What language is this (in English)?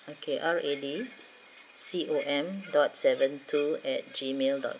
English